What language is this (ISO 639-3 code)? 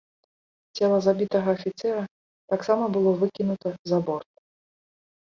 bel